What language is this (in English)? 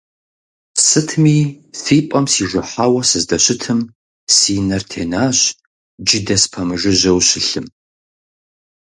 Kabardian